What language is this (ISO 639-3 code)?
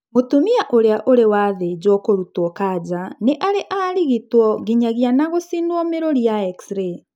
kik